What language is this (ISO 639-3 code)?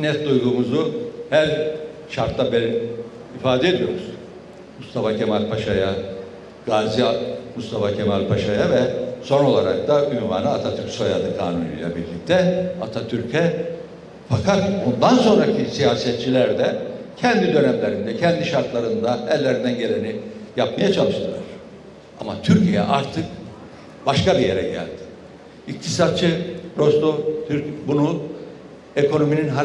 tur